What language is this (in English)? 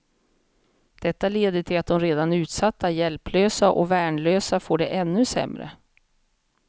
Swedish